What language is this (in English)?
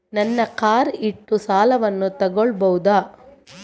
Kannada